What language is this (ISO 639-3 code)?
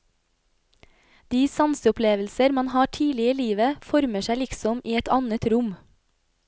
nor